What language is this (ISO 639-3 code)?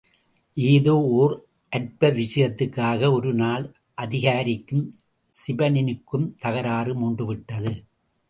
tam